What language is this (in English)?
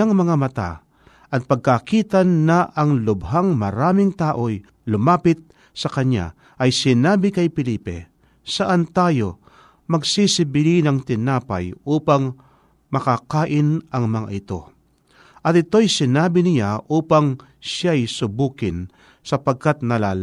Filipino